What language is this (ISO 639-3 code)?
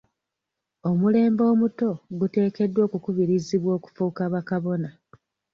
lug